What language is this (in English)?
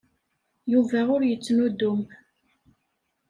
Kabyle